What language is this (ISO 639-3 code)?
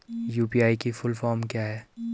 hin